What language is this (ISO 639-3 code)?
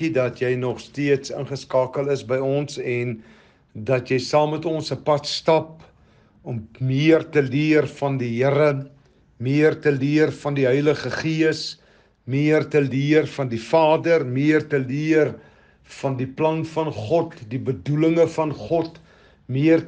nld